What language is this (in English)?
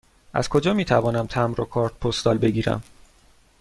Persian